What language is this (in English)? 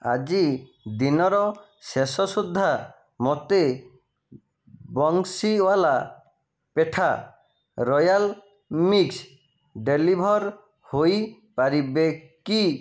Odia